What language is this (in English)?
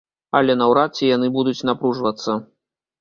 Belarusian